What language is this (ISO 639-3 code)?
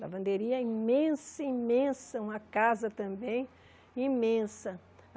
por